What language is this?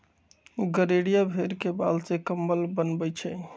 Magahi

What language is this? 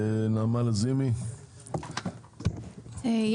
Hebrew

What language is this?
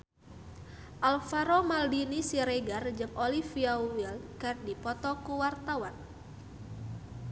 Sundanese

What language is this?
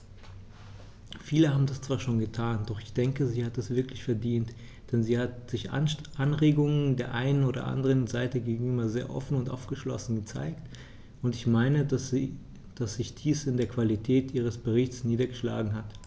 German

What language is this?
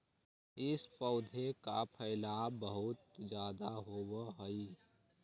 Magahi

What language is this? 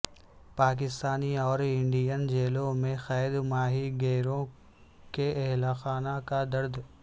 Urdu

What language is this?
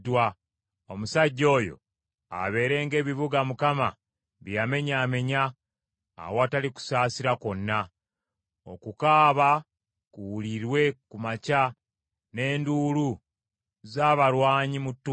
Ganda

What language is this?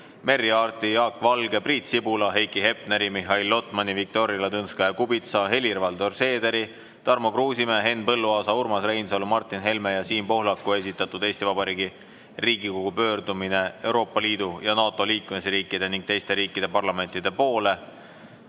Estonian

